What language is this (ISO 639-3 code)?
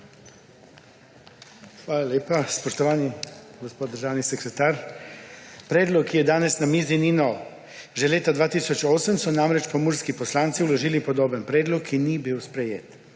slv